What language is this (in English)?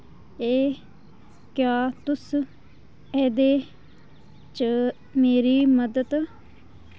Dogri